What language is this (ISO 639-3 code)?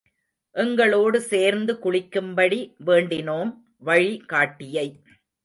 tam